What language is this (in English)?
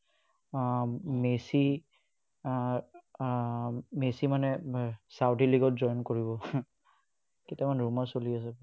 Assamese